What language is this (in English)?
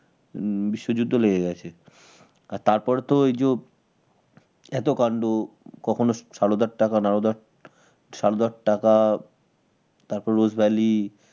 Bangla